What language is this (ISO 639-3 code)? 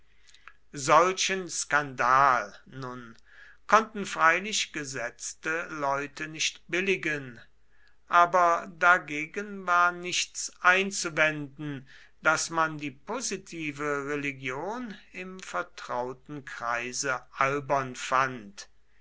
deu